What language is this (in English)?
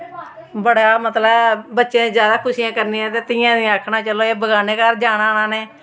Dogri